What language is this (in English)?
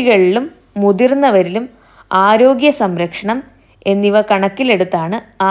Malayalam